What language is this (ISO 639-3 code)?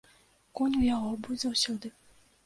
bel